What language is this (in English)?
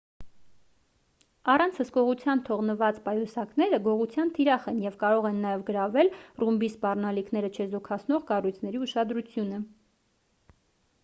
Armenian